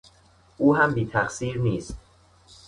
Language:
Persian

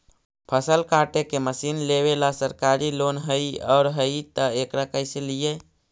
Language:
Magahi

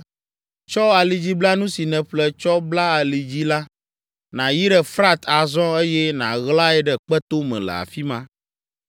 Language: Ewe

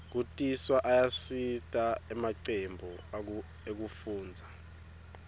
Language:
Swati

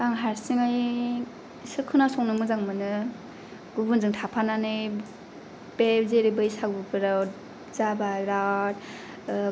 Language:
Bodo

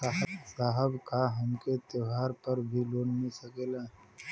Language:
Bhojpuri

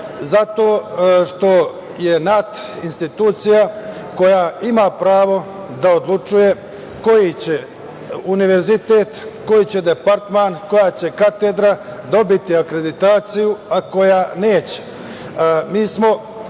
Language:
Serbian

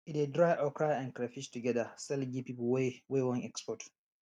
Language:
Nigerian Pidgin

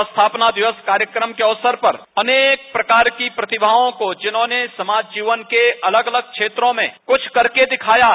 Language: Hindi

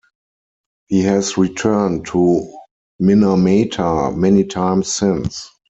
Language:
English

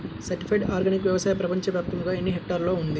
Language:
Telugu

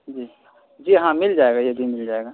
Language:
Urdu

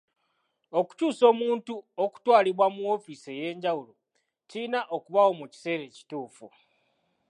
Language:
Ganda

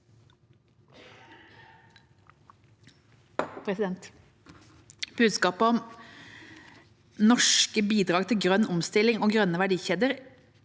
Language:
Norwegian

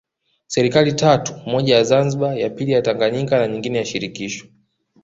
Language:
Swahili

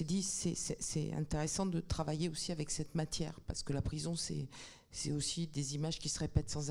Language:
French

